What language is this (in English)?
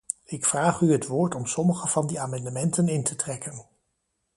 Dutch